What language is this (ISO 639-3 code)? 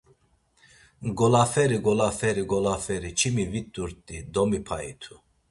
lzz